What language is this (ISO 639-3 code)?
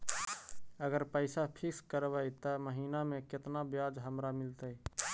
mag